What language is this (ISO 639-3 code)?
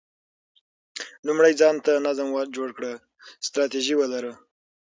pus